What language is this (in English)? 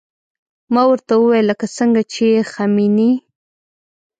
Pashto